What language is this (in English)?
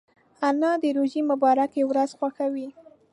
Pashto